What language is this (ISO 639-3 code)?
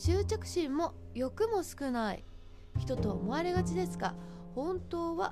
jpn